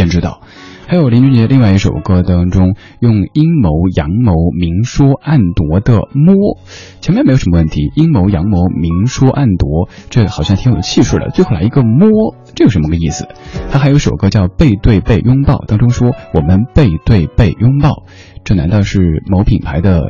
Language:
Chinese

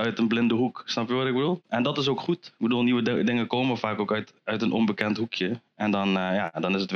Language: Dutch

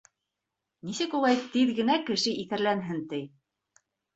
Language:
Bashkir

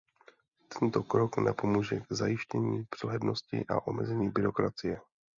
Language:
Czech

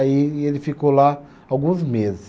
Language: Portuguese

